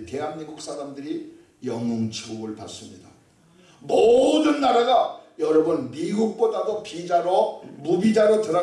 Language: Korean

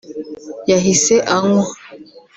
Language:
Kinyarwanda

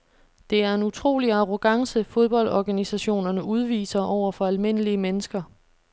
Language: Danish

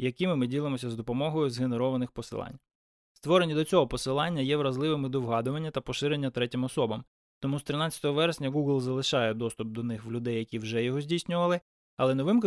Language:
Ukrainian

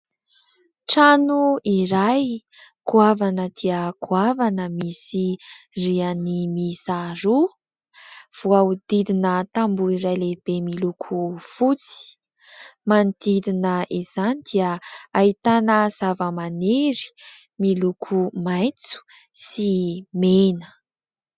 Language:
Malagasy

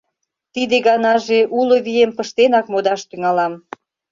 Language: Mari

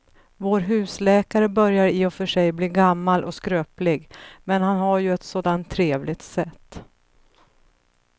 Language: Swedish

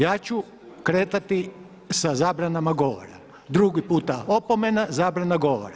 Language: Croatian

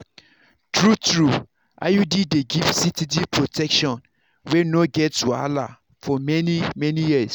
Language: Nigerian Pidgin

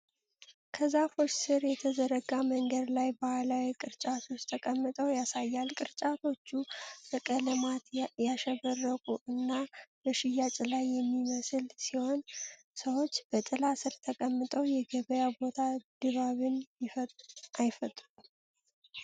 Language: Amharic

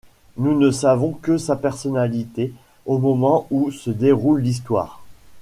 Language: French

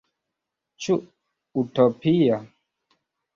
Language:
Esperanto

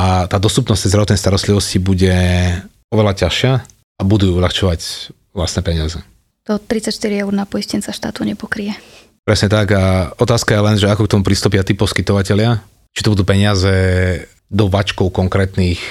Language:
Slovak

